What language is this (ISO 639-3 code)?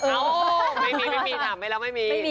tha